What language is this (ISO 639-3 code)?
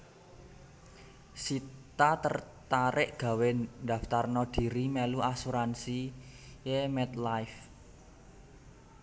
jav